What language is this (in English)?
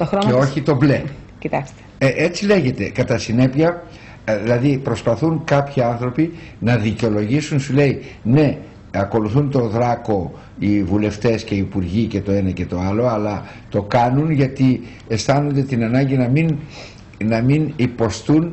Greek